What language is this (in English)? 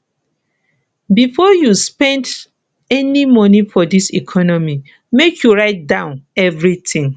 Nigerian Pidgin